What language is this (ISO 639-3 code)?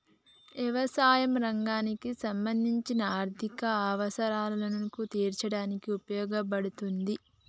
tel